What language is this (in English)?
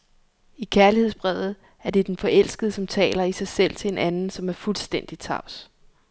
Danish